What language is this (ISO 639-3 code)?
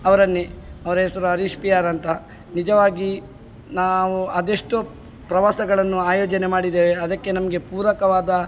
kan